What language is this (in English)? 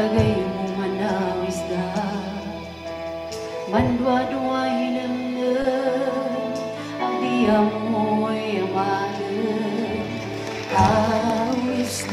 Thai